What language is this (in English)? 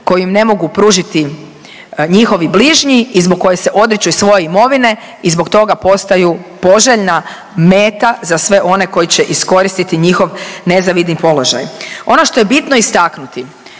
Croatian